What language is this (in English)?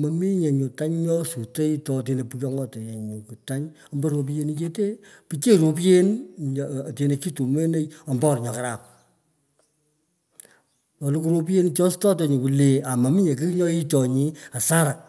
Pökoot